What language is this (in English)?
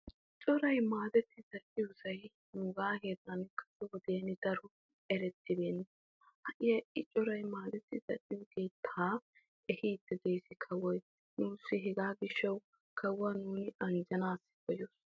Wolaytta